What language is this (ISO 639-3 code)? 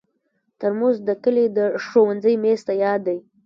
pus